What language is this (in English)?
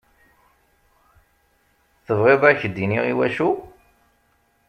Kabyle